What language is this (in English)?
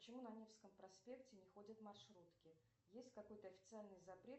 Russian